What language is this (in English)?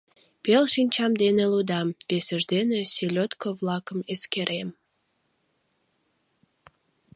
Mari